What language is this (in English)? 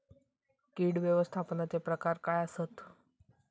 Marathi